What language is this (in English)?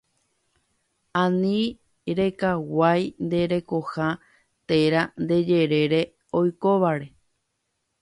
Guarani